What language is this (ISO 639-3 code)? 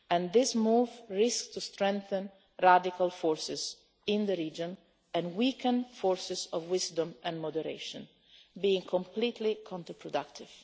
eng